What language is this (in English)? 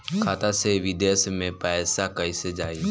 Bhojpuri